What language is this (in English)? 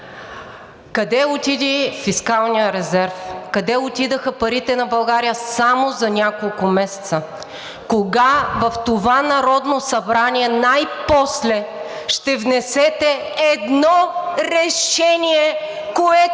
Bulgarian